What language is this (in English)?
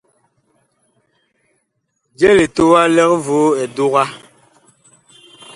Bakoko